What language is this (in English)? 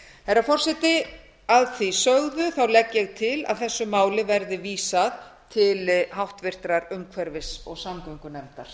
Icelandic